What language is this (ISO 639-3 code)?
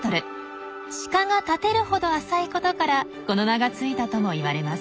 jpn